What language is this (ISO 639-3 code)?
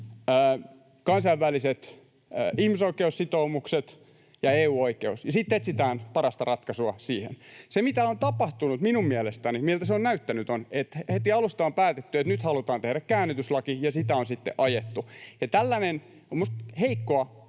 fin